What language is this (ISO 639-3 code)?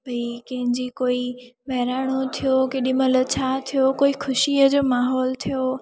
snd